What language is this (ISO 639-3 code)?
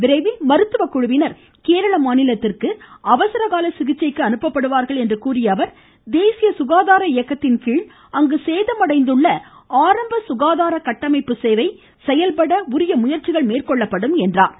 tam